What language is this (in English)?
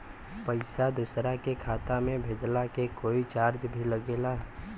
Bhojpuri